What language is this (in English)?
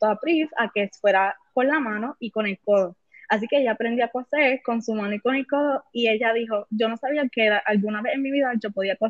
Spanish